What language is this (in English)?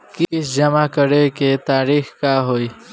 Bhojpuri